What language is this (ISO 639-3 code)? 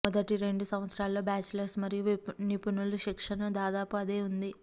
tel